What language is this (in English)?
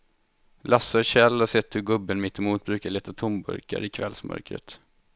Swedish